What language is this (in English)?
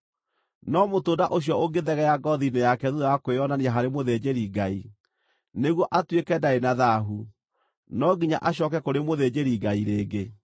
Kikuyu